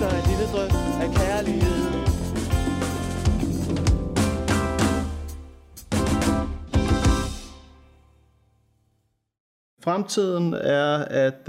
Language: Danish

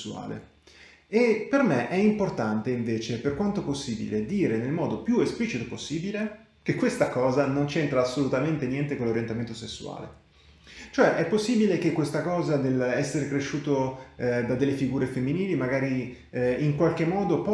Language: Italian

